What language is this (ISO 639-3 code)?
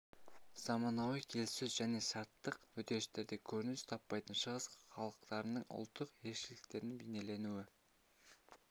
kaz